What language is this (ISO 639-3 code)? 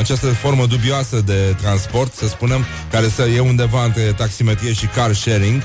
ron